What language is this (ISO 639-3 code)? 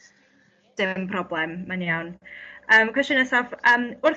cym